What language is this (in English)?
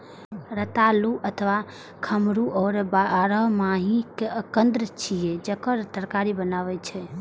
Maithili